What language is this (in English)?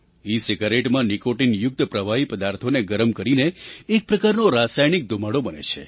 Gujarati